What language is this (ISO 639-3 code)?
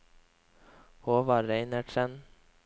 nor